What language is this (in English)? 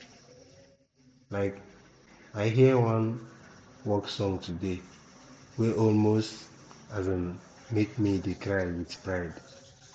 Nigerian Pidgin